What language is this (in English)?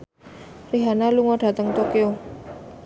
Javanese